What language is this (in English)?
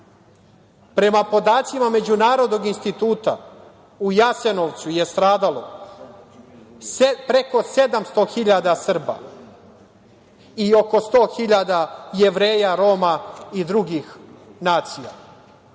Serbian